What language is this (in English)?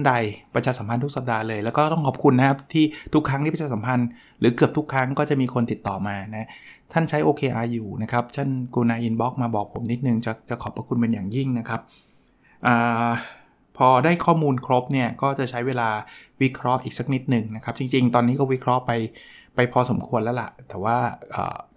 Thai